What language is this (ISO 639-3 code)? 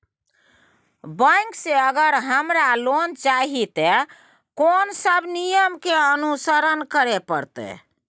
mai